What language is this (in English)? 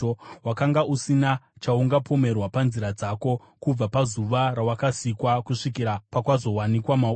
Shona